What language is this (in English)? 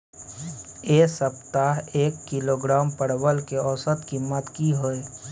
Maithili